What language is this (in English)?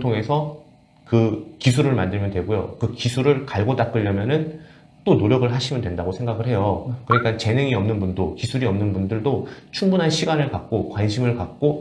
Korean